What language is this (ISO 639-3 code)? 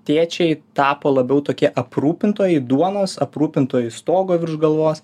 lit